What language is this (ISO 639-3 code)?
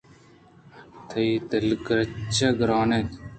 bgp